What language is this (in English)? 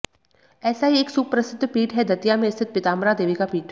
Hindi